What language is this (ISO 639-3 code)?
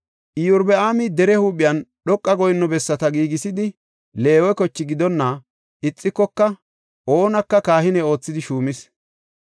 gof